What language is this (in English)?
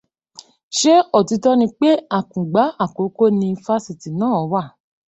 Yoruba